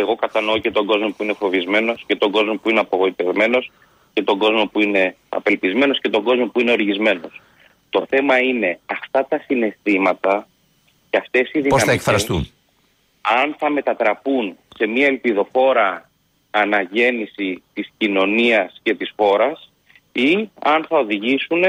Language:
Greek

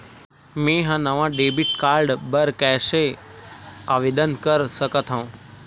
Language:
Chhattisgarhi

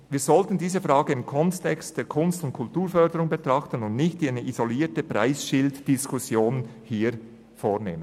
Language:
Swiss German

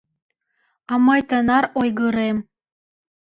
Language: Mari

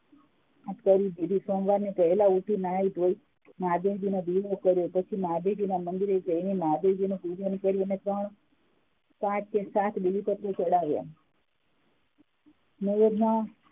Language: Gujarati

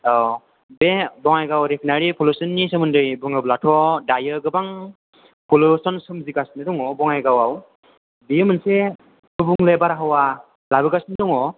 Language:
Bodo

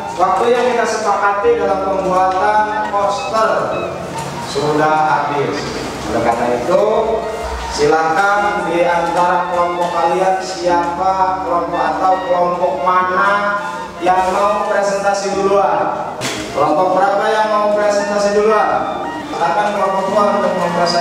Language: Indonesian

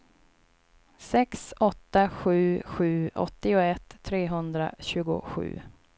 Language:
Swedish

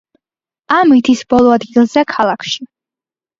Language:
Georgian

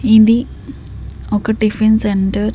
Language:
Telugu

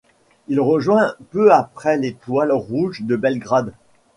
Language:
French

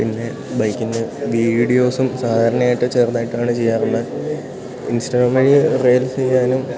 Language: Malayalam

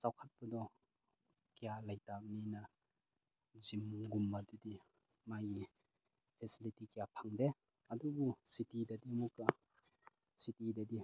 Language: Manipuri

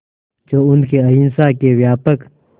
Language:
Hindi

